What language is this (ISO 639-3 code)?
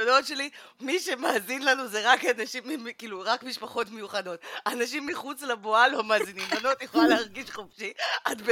heb